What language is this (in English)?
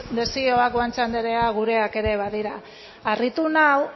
Basque